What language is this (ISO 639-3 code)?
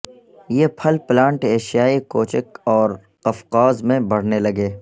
urd